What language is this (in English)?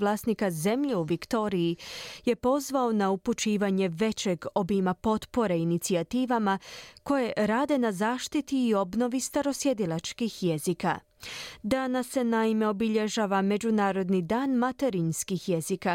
Croatian